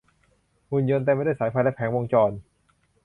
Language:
Thai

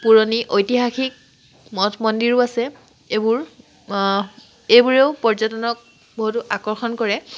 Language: Assamese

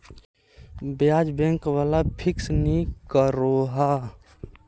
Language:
Magahi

